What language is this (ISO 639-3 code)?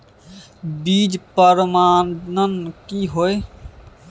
mai